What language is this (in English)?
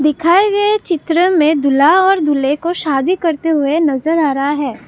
Hindi